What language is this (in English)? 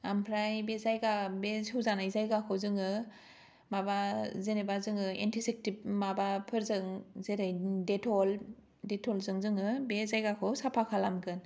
Bodo